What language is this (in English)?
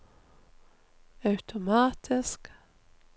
Norwegian